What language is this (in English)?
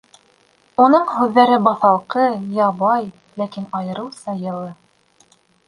Bashkir